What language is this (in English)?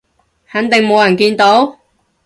Cantonese